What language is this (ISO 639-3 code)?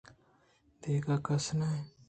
bgp